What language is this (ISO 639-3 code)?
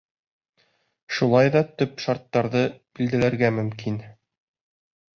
bak